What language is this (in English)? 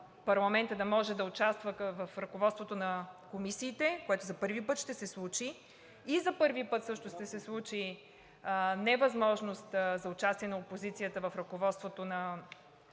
Bulgarian